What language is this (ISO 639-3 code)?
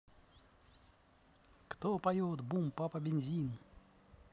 rus